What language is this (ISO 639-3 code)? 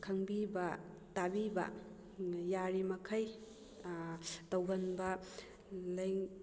mni